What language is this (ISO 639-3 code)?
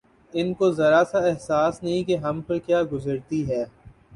urd